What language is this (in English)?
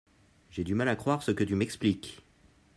French